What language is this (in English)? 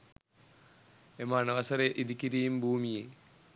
Sinhala